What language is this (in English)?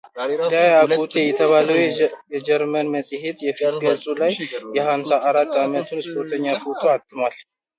Amharic